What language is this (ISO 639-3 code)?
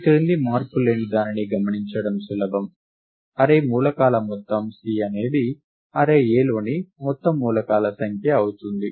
tel